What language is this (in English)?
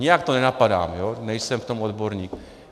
Czech